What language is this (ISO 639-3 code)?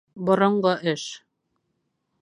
bak